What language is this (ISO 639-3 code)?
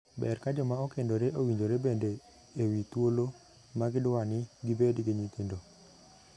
luo